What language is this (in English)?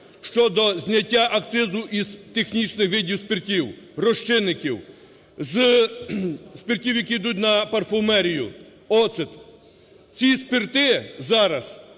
Ukrainian